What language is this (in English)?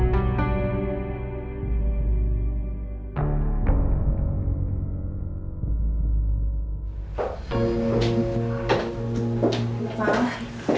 Indonesian